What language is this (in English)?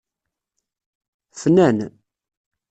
Kabyle